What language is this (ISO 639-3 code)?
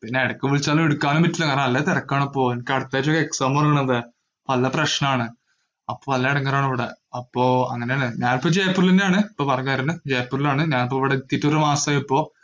mal